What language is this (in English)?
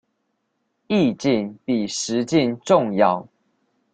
Chinese